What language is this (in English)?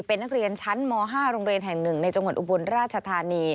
Thai